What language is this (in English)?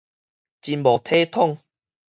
Min Nan Chinese